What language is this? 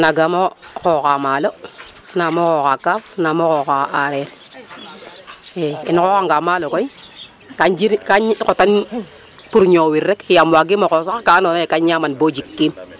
Serer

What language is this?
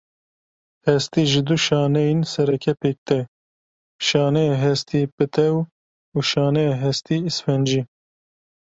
Kurdish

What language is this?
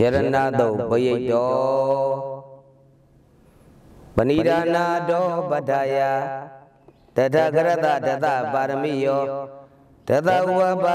Indonesian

